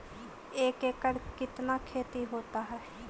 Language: Magahi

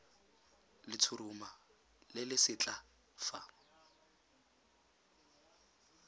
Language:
Tswana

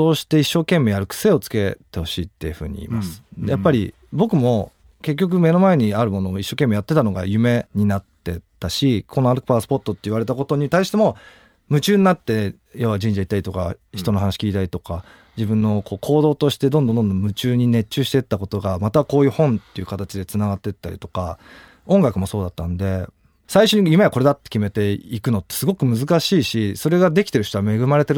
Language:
Japanese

